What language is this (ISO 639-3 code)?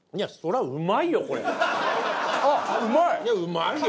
jpn